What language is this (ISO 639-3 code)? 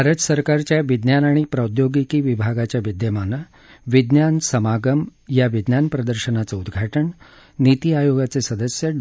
mar